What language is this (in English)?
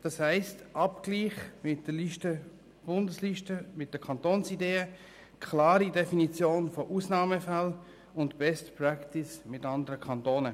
Swiss German